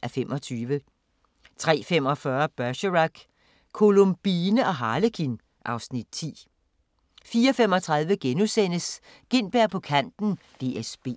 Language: Danish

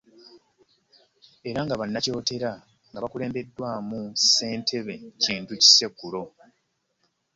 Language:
Ganda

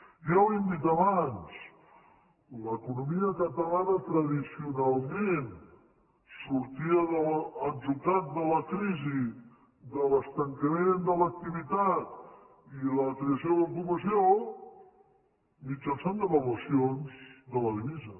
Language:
Catalan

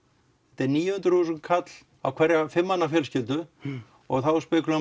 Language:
Icelandic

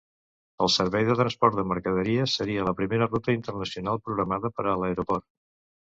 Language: Catalan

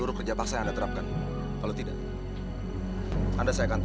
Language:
Indonesian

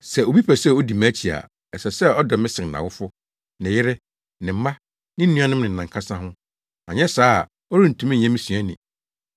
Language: Akan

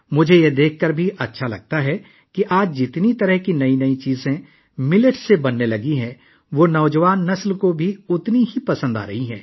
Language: Urdu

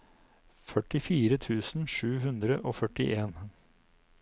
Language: Norwegian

